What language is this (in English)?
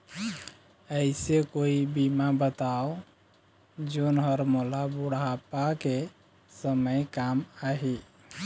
Chhattisgarhi